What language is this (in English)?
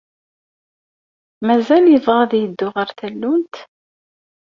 Kabyle